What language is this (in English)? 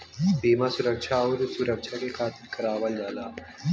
Bhojpuri